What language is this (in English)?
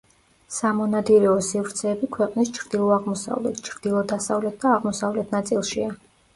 Georgian